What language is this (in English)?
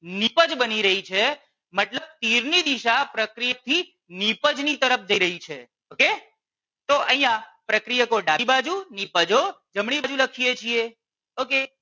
Gujarati